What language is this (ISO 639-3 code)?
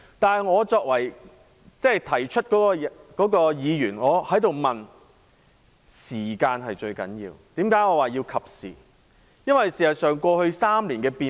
yue